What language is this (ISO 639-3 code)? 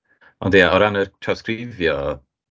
cym